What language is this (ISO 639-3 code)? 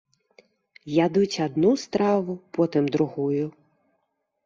bel